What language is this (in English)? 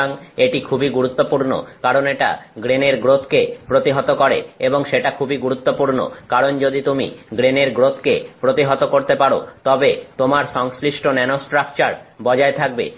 Bangla